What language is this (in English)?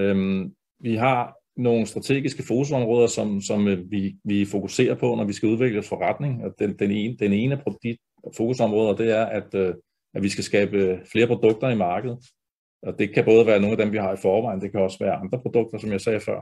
Danish